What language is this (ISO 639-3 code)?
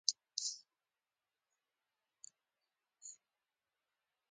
pus